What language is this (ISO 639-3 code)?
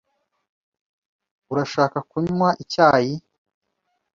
kin